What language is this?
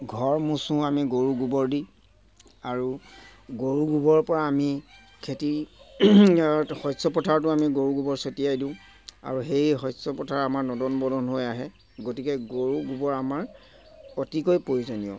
Assamese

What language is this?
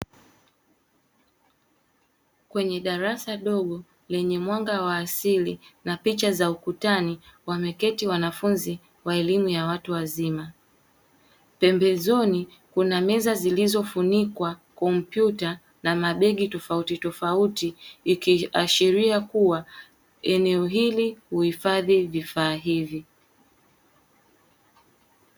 Swahili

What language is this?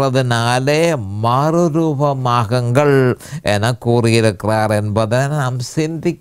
Tamil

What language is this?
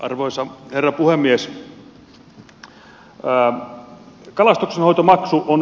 Finnish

